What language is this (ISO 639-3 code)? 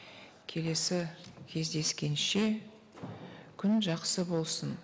kaz